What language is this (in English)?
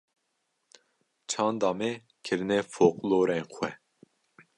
Kurdish